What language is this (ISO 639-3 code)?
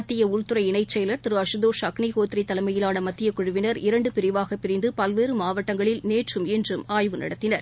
tam